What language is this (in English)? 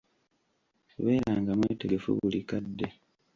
Ganda